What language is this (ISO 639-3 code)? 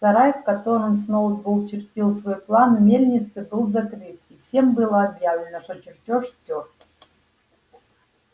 rus